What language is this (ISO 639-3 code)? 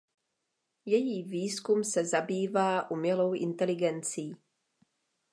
ces